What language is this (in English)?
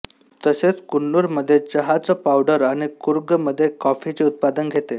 Marathi